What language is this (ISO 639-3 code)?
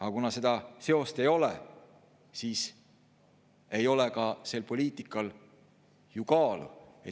est